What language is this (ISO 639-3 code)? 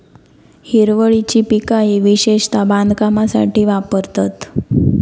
mar